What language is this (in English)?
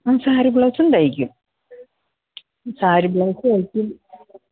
Malayalam